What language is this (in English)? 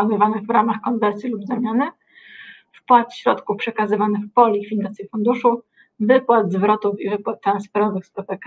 Polish